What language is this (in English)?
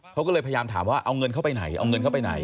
Thai